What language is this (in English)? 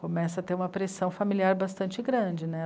Portuguese